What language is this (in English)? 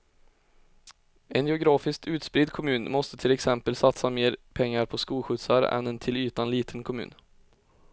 Swedish